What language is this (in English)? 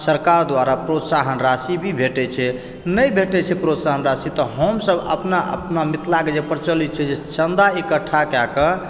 Maithili